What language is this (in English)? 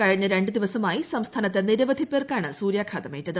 Malayalam